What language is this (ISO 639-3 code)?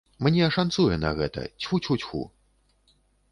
bel